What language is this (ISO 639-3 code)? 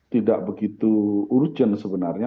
ind